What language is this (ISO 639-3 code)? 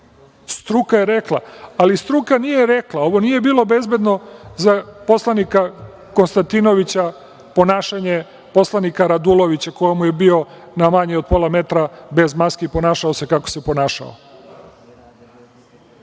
srp